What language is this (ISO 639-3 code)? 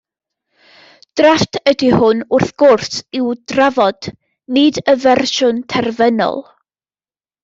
cym